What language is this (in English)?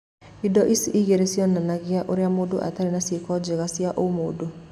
Kikuyu